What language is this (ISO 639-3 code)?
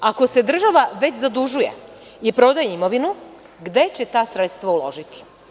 srp